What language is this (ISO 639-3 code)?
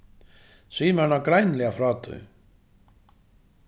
fao